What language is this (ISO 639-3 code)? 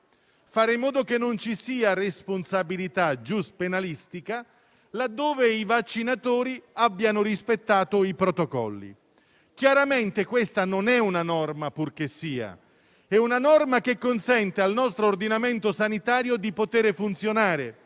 ita